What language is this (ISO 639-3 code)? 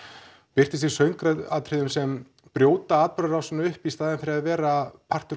isl